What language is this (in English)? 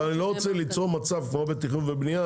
Hebrew